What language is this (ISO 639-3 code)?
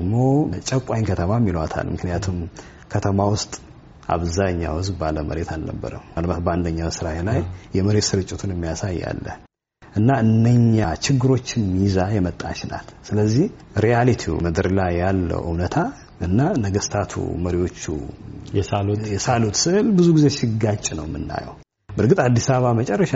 amh